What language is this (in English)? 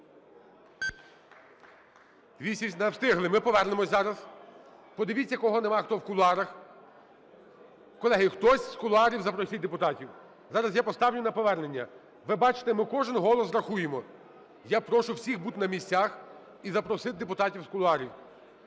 Ukrainian